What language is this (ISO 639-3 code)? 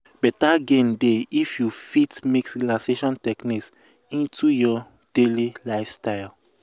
pcm